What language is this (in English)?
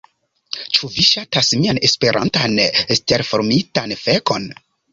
Esperanto